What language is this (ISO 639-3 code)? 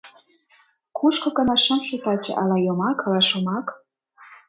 chm